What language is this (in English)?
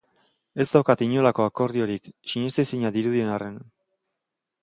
Basque